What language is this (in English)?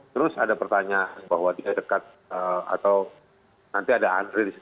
Indonesian